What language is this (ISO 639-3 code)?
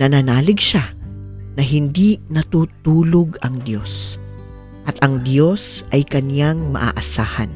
fil